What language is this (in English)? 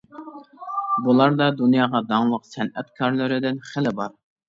Uyghur